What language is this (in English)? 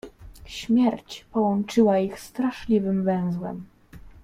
Polish